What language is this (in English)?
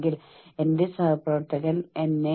Malayalam